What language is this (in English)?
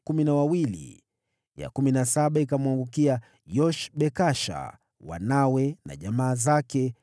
Swahili